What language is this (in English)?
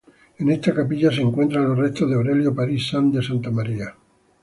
Spanish